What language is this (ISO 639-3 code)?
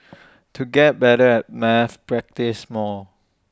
eng